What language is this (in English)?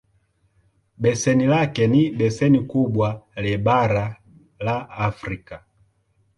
Swahili